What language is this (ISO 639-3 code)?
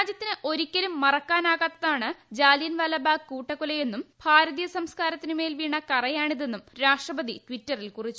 mal